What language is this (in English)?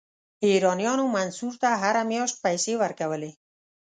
Pashto